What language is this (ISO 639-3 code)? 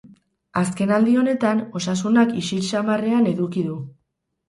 eus